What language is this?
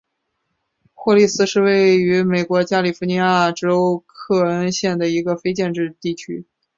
Chinese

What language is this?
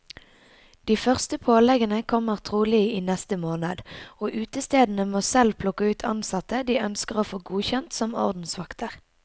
Norwegian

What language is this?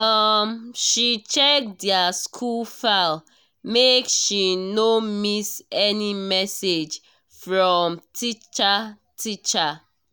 Nigerian Pidgin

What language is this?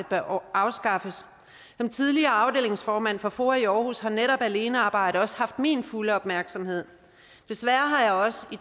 Danish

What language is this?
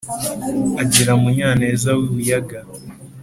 Kinyarwanda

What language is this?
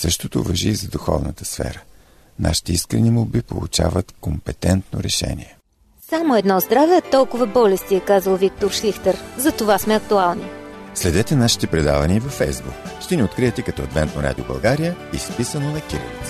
Bulgarian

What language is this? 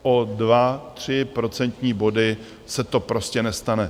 Czech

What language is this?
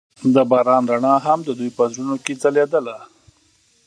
Pashto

